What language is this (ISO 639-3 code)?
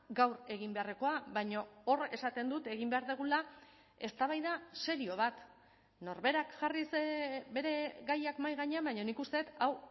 eus